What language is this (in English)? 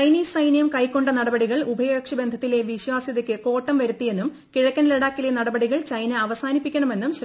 Malayalam